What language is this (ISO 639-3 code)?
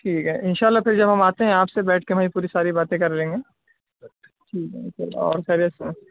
urd